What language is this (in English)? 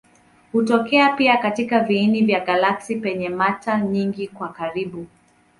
Swahili